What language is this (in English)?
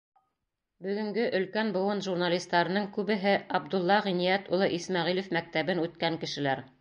Bashkir